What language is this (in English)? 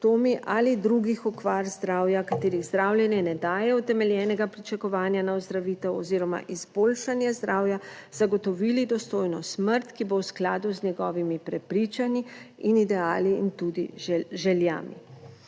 Slovenian